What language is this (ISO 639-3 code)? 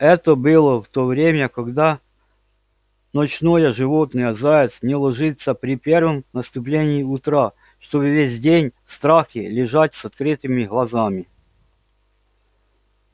rus